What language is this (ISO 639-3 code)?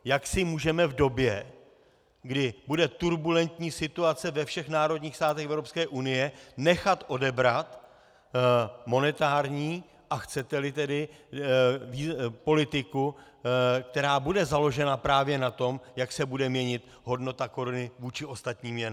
ces